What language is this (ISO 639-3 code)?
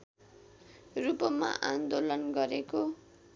nep